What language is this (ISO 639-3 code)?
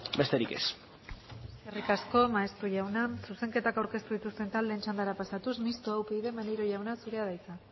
eus